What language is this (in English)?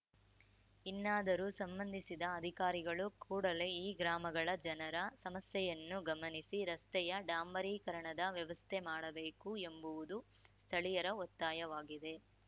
Kannada